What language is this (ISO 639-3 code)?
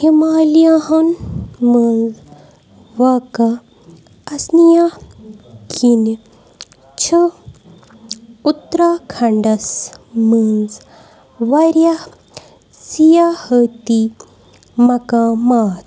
kas